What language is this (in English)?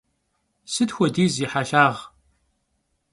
Kabardian